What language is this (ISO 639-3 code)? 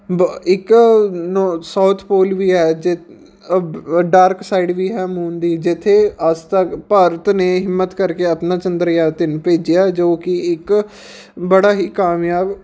pan